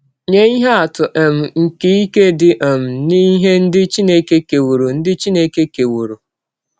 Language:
Igbo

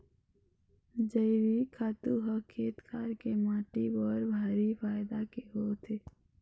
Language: Chhattisgarhi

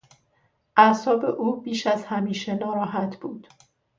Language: Persian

